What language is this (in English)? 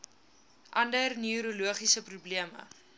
Afrikaans